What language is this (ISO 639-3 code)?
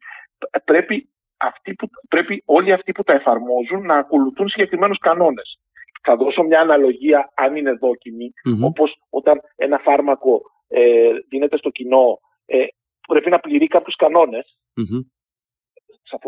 ell